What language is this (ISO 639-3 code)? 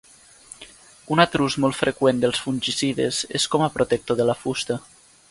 cat